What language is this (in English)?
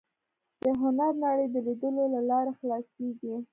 Pashto